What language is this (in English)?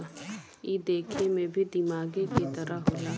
Bhojpuri